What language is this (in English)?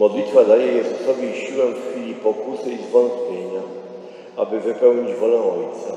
Polish